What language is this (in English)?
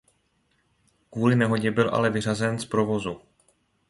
Czech